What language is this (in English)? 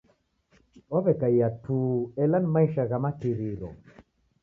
Taita